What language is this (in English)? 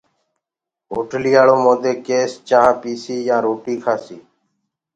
Gurgula